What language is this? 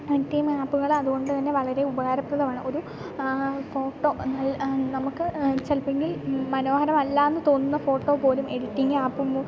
Malayalam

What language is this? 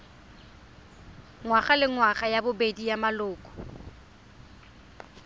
Tswana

